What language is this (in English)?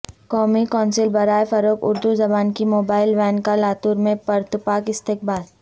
Urdu